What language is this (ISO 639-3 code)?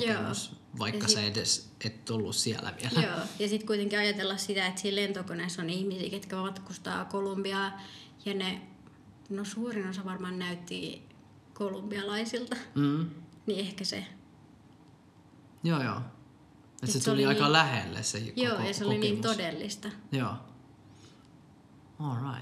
fin